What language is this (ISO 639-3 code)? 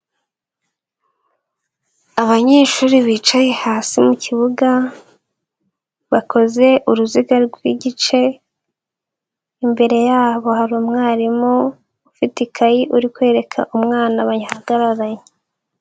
kin